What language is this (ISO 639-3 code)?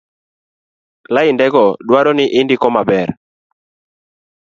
luo